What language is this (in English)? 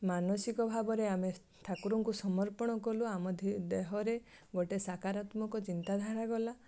Odia